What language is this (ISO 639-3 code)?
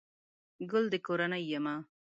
pus